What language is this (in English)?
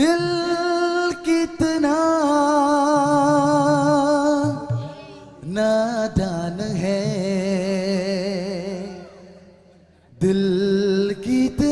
Vietnamese